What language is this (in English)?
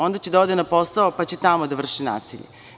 Serbian